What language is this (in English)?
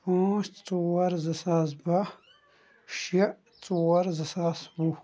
Kashmiri